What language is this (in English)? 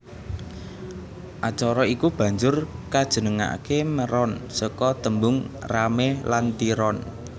Javanese